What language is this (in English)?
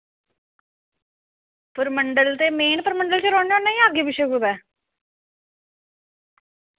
Dogri